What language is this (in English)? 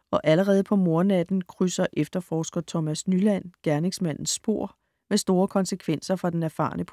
Danish